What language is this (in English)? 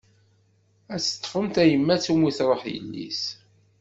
Kabyle